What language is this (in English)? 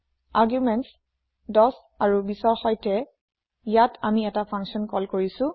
Assamese